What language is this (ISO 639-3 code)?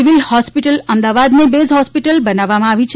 guj